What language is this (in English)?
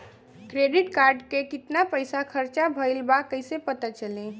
Bhojpuri